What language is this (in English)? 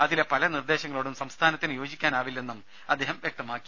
Malayalam